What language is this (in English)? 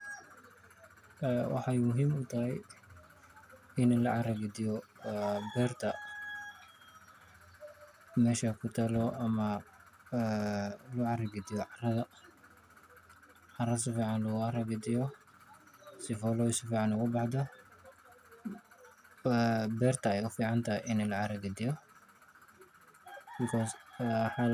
Somali